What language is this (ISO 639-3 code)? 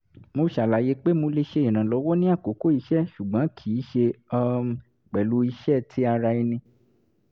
yor